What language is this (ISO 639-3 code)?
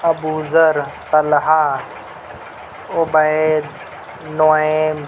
urd